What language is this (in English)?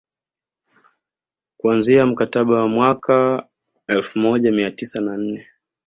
Swahili